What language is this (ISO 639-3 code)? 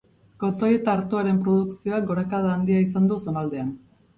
eus